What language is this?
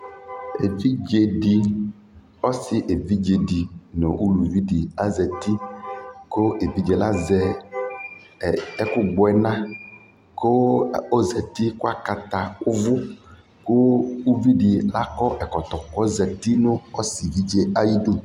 Ikposo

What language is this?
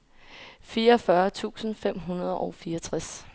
Danish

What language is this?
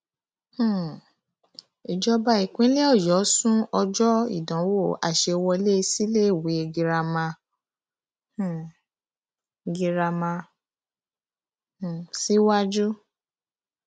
Yoruba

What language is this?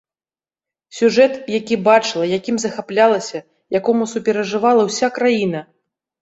Belarusian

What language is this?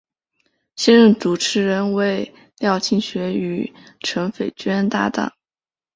Chinese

